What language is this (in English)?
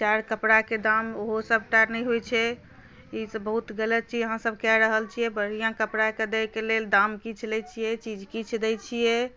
Maithili